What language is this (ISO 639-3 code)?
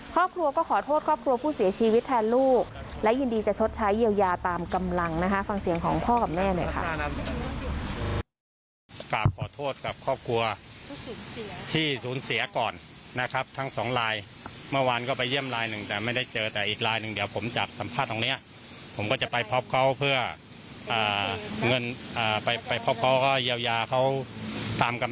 tha